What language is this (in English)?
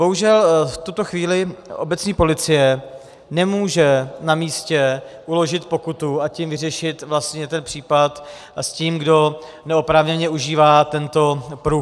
Czech